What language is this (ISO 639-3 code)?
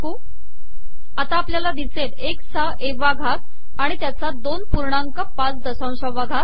mar